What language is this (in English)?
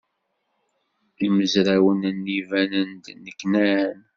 Kabyle